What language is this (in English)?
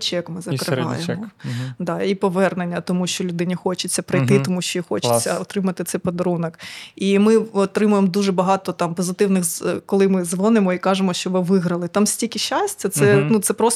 Ukrainian